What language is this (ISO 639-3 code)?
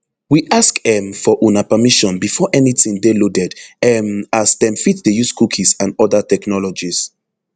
pcm